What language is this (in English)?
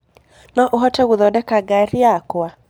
Kikuyu